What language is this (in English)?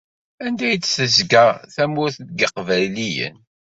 Kabyle